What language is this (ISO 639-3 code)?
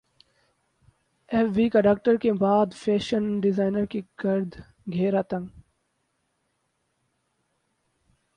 urd